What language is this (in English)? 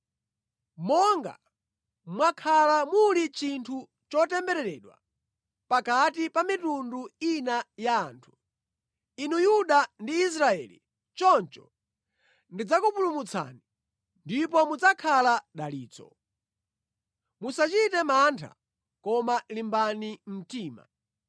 Nyanja